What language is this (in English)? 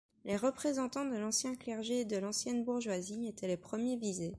French